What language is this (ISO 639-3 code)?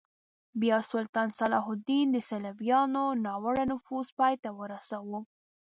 pus